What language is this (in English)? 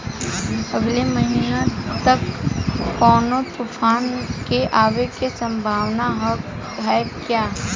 Bhojpuri